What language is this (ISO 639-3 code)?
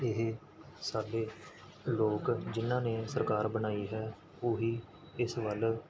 pan